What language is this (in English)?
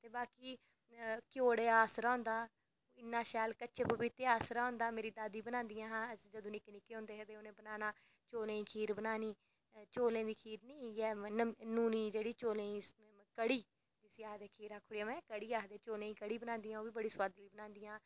Dogri